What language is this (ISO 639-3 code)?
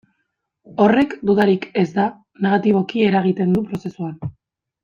eus